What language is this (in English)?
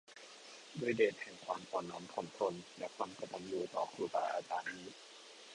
Thai